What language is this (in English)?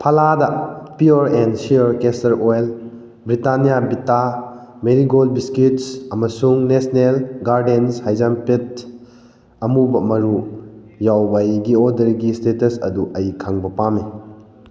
Manipuri